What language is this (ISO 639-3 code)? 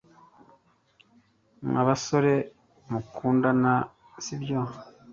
kin